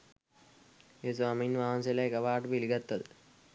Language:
Sinhala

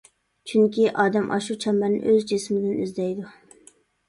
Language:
Uyghur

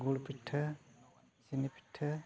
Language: Santali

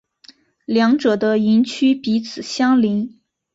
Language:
Chinese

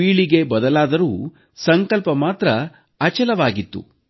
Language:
Kannada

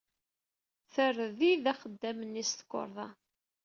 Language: Kabyle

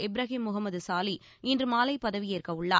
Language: Tamil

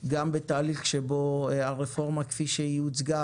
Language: Hebrew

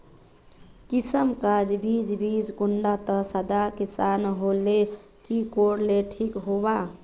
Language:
Magahi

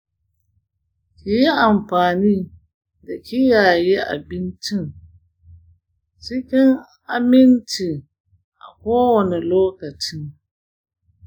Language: Hausa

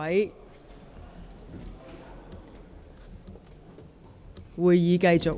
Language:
Cantonese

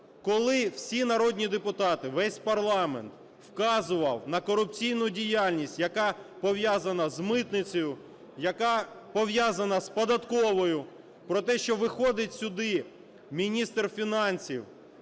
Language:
Ukrainian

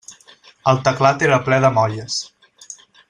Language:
Catalan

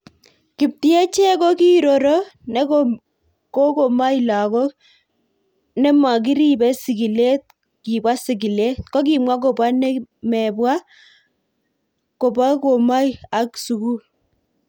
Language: Kalenjin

